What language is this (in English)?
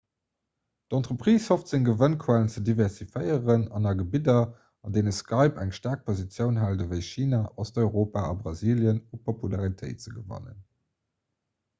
Luxembourgish